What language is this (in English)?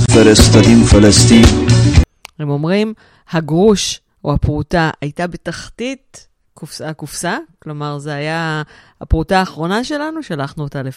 Hebrew